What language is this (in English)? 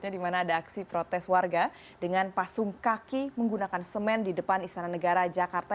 Indonesian